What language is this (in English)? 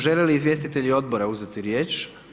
Croatian